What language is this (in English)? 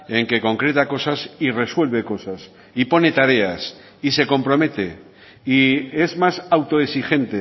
Spanish